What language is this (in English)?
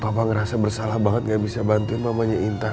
Indonesian